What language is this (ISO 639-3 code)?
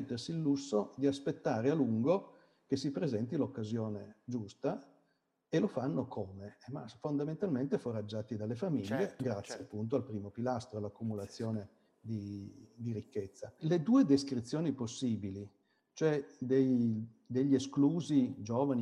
ita